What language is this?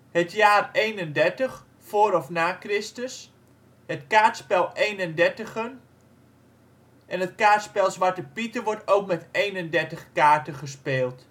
Dutch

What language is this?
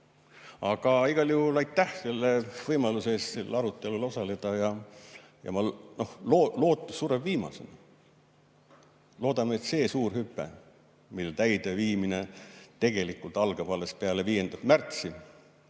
Estonian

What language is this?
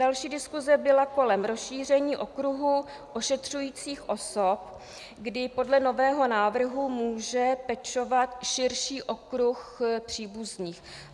Czech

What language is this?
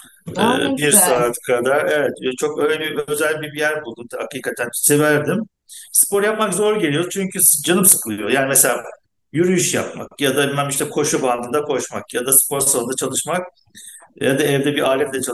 Turkish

